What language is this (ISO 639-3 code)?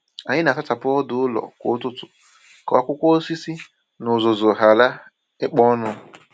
ibo